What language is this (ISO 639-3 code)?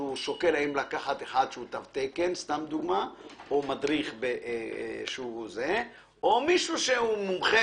heb